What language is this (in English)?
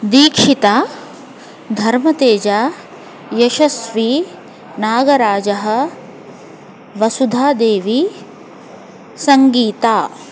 Sanskrit